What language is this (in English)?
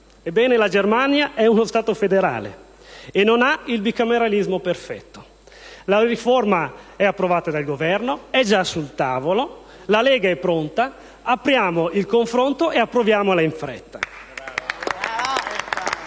Italian